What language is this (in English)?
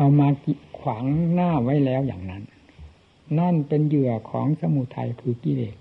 Thai